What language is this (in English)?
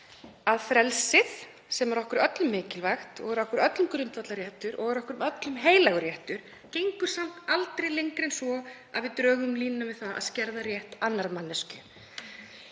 Icelandic